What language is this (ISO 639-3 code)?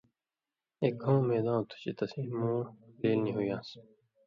mvy